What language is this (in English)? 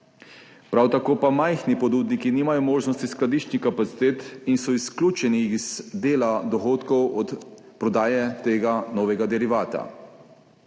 Slovenian